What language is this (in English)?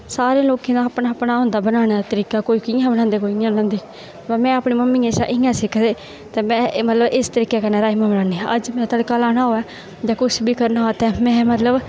Dogri